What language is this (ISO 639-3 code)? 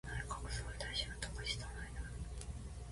jpn